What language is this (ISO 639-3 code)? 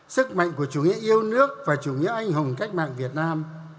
vie